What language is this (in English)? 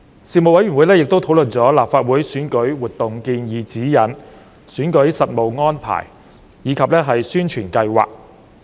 Cantonese